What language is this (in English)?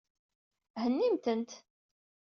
Kabyle